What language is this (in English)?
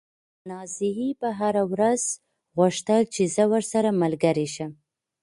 Pashto